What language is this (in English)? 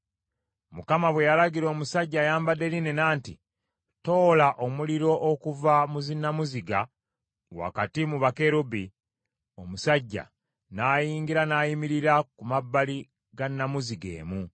Ganda